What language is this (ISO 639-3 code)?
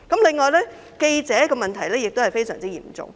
yue